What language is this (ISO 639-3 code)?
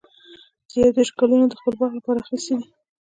pus